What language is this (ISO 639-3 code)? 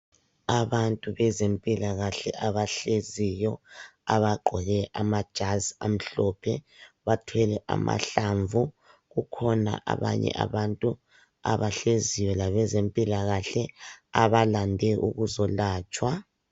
nde